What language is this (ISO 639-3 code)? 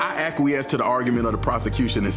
eng